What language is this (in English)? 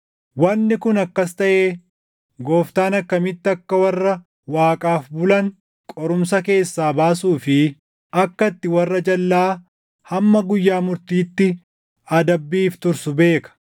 Oromo